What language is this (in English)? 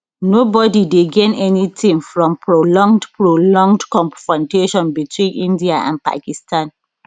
Nigerian Pidgin